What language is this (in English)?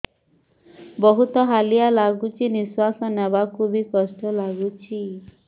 Odia